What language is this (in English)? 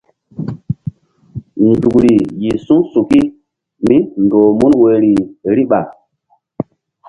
Mbum